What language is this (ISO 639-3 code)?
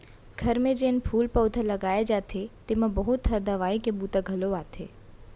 hne